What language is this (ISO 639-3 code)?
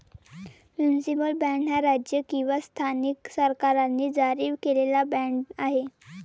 mar